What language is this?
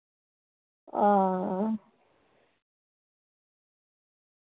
Dogri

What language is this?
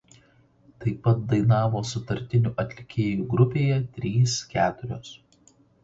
Lithuanian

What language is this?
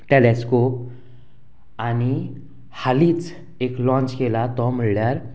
Konkani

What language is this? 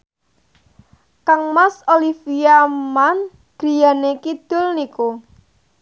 Javanese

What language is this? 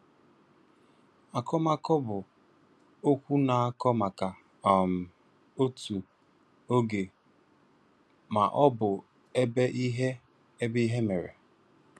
Igbo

